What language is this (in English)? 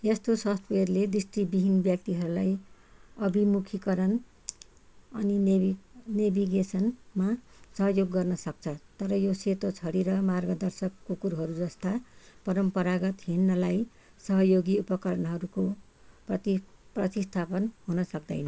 Nepali